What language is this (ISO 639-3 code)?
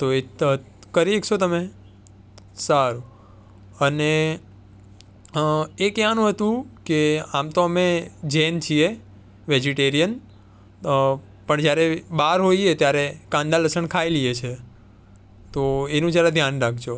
guj